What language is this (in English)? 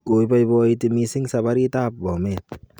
Kalenjin